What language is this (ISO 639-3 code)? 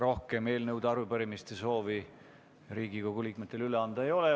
est